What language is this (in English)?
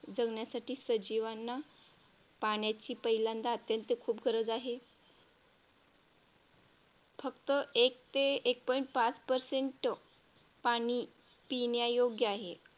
Marathi